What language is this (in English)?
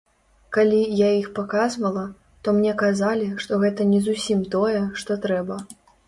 Belarusian